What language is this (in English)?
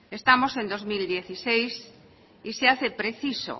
Spanish